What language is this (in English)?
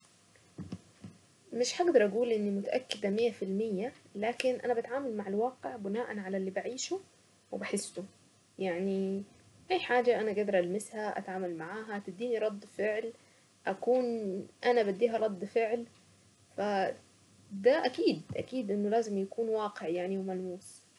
Saidi Arabic